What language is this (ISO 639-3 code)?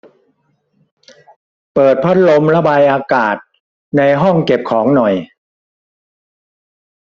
tha